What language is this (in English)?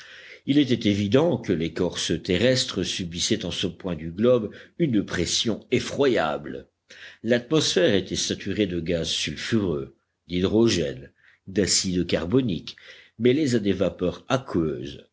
French